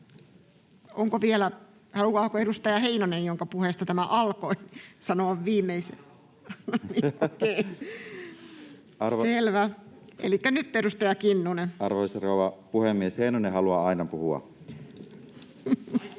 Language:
Finnish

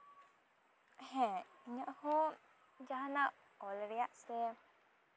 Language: Santali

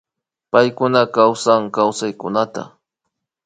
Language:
Imbabura Highland Quichua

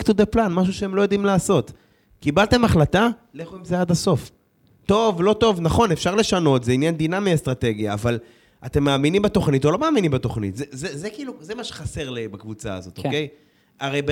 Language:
Hebrew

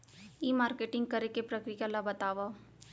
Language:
Chhattisgarhi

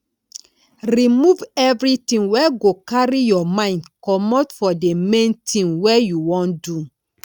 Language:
Nigerian Pidgin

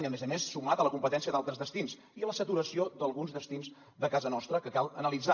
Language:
Catalan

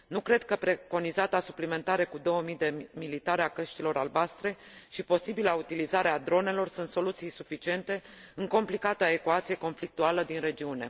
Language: Romanian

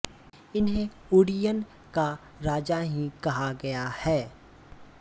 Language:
Hindi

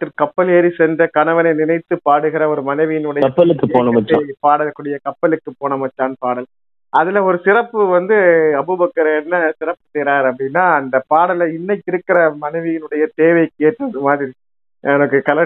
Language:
Tamil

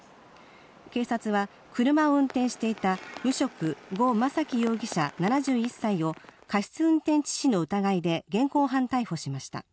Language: Japanese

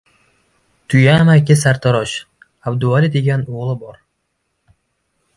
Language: Uzbek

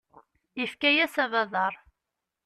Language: Kabyle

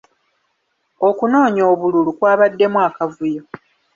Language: Ganda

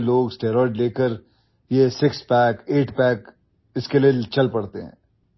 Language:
Odia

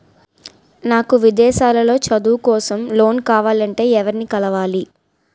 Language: Telugu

